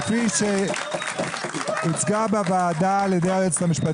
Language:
Hebrew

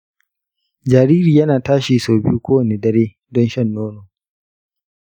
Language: Hausa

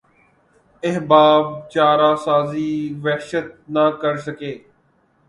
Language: Urdu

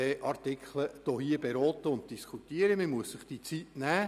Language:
Swiss German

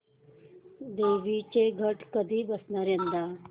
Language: Marathi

